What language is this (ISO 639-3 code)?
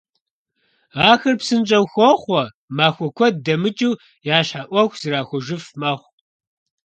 kbd